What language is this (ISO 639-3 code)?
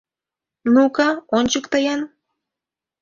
chm